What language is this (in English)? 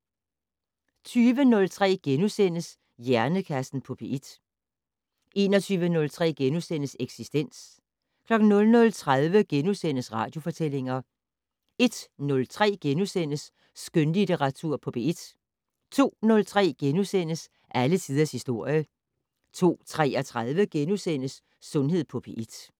Danish